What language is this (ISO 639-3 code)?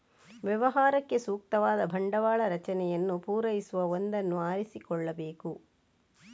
kan